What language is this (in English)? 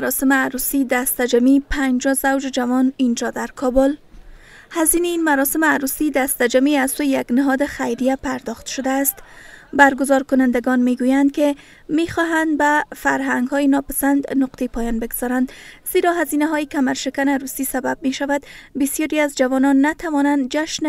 Persian